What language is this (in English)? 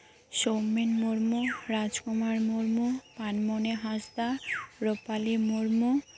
Santali